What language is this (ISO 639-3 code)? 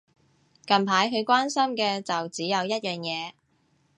yue